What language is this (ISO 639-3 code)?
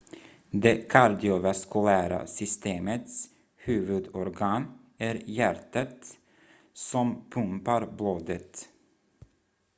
swe